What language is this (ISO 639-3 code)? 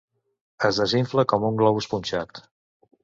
cat